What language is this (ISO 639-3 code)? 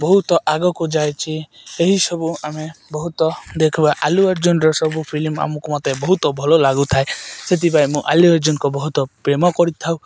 ori